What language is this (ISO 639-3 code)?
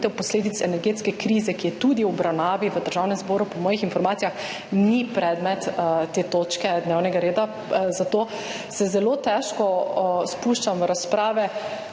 slv